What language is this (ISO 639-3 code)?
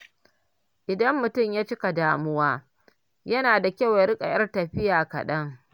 hau